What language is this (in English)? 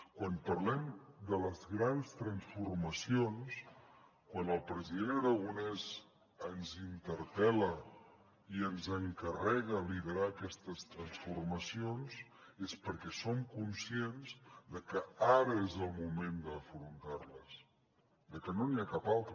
Catalan